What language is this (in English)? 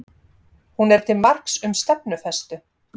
Icelandic